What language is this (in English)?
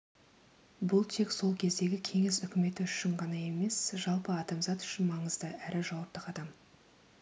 Kazakh